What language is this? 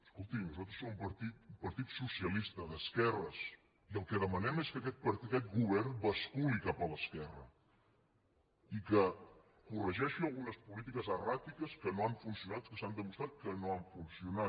Catalan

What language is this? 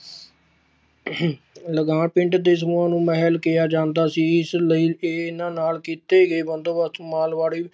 Punjabi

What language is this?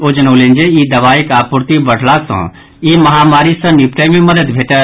Maithili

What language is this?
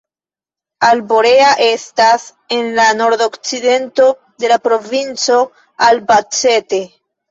Esperanto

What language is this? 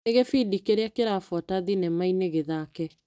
Kikuyu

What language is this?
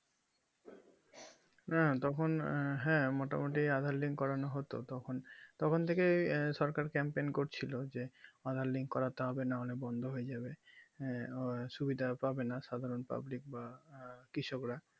Bangla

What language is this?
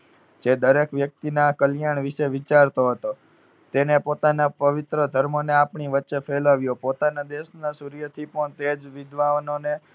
Gujarati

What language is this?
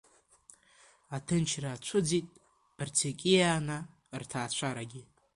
Abkhazian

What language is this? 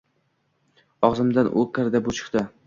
Uzbek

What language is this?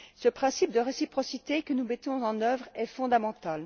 French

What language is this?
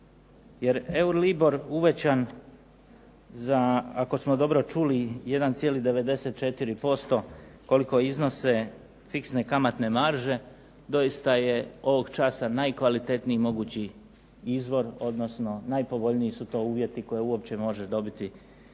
Croatian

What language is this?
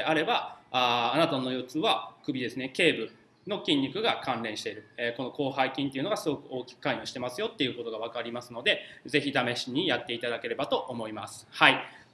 Japanese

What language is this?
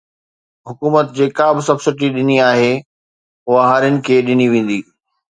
Sindhi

